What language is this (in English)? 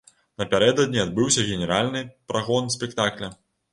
Belarusian